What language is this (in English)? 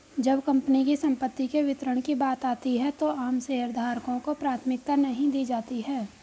Hindi